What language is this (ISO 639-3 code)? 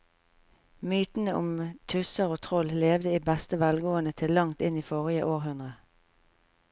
nor